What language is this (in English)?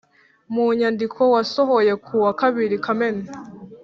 Kinyarwanda